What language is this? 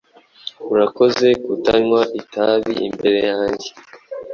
Kinyarwanda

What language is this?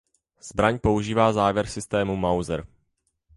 Czech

